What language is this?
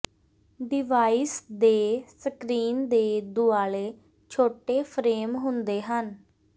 Punjabi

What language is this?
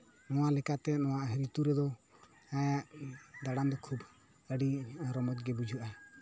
Santali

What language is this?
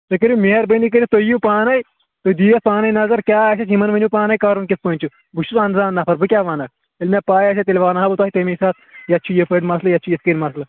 Kashmiri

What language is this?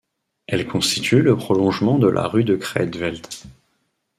French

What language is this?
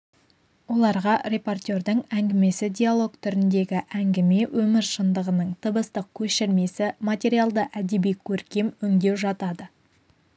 Kazakh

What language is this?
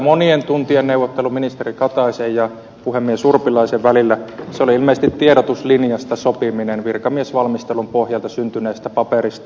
Finnish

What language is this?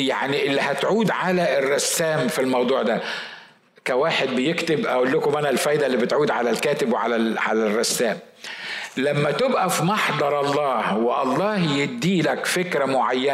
Arabic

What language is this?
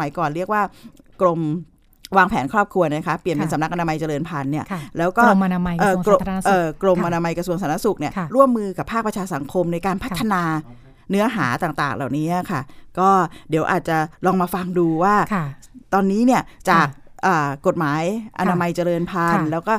Thai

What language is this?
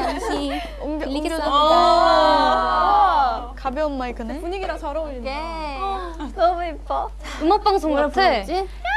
Korean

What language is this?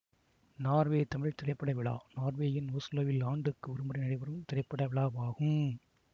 Tamil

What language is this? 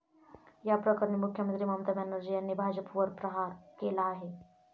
Marathi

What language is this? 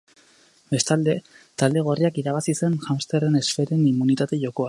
Basque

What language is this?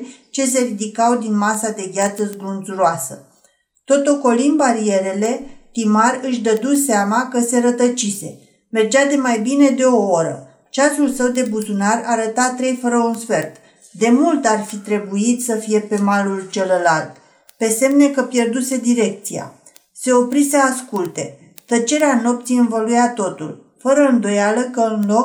Romanian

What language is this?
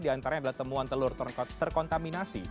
Indonesian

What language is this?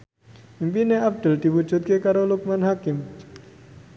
Javanese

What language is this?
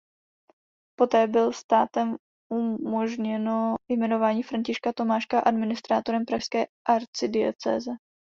Czech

